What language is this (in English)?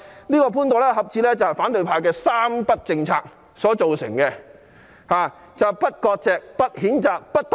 Cantonese